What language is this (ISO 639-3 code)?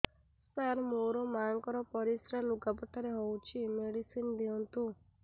ori